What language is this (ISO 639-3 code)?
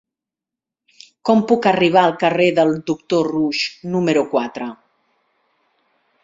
cat